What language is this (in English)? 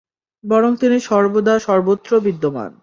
Bangla